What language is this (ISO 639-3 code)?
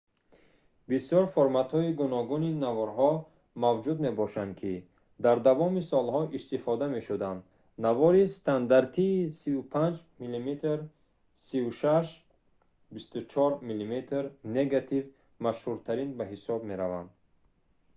tgk